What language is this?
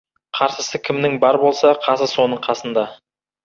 Kazakh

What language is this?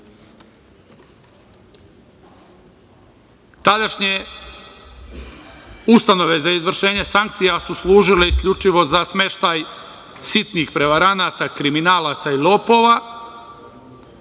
Serbian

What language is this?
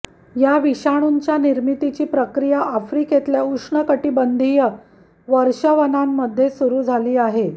Marathi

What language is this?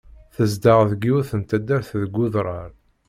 Kabyle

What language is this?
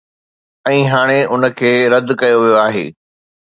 Sindhi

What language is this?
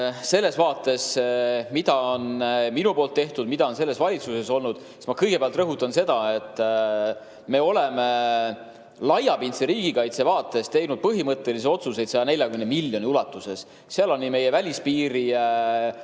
Estonian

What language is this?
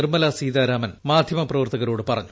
Malayalam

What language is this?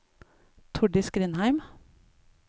Norwegian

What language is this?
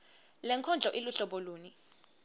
Swati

